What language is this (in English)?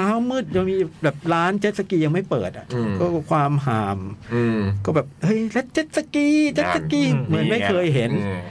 Thai